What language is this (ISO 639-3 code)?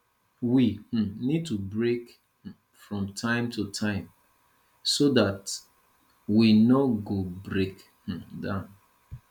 pcm